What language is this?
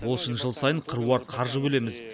Kazakh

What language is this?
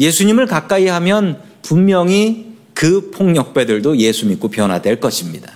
Korean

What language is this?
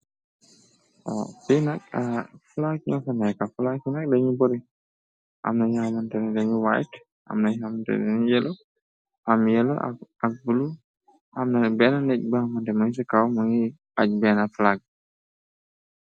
Wolof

